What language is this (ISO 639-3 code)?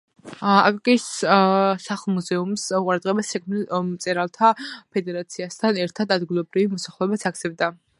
kat